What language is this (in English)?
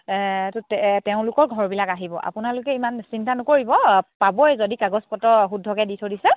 Assamese